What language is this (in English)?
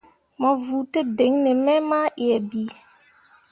Mundang